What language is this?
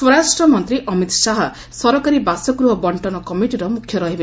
Odia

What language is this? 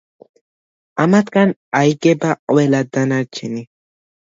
Georgian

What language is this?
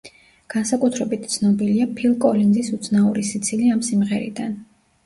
Georgian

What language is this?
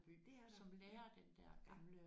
Danish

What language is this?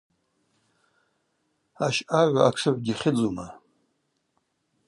Abaza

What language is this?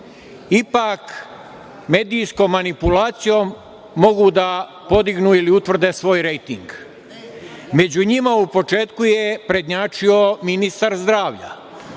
Serbian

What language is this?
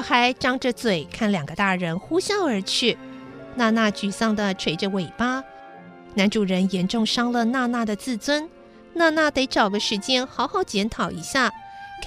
Chinese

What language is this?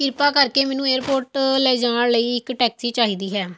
Punjabi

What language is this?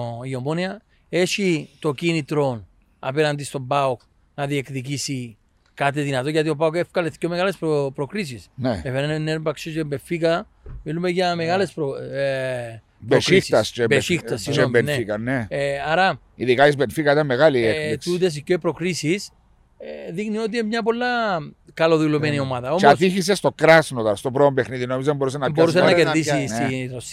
Greek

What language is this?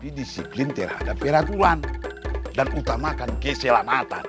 Indonesian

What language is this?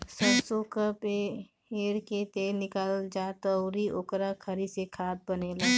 Bhojpuri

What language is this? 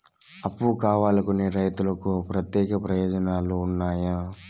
Telugu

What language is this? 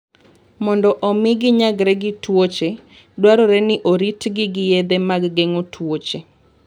Luo (Kenya and Tanzania)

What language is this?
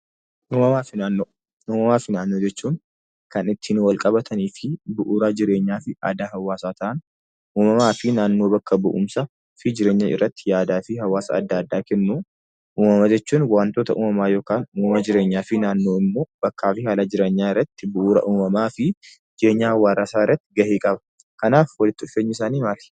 Oromo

